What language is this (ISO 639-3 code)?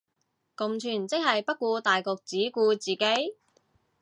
yue